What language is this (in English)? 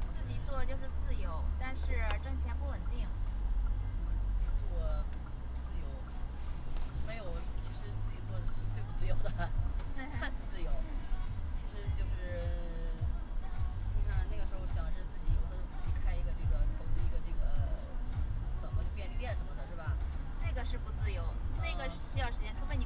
Chinese